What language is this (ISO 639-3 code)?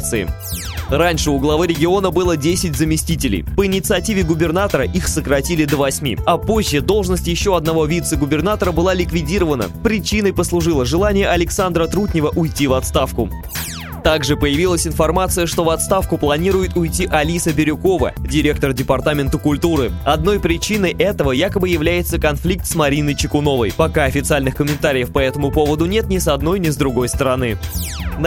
rus